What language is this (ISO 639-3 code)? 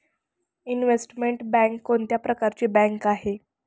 mar